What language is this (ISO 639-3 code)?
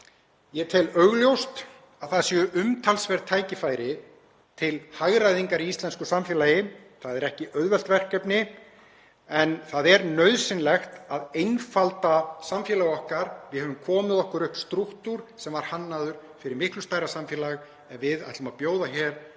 isl